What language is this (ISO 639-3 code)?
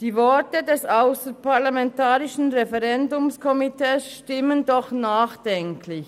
gsw